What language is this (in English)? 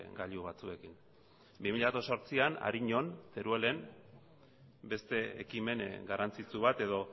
Basque